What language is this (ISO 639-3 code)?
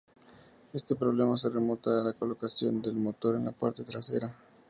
spa